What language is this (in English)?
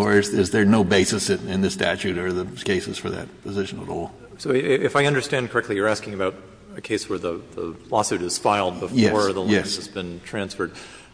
English